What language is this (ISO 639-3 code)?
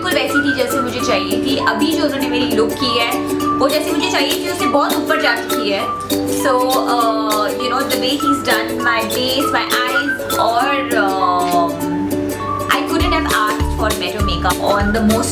ces